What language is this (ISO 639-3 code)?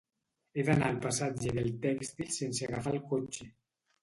cat